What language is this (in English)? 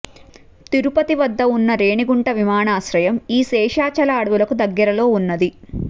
Telugu